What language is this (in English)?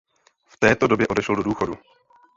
Czech